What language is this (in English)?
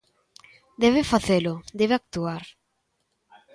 Galician